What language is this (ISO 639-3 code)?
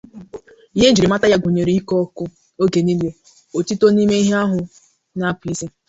ibo